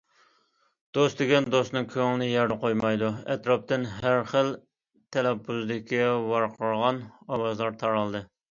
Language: Uyghur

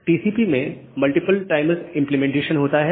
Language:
Hindi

